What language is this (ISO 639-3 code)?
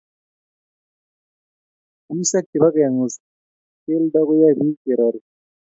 kln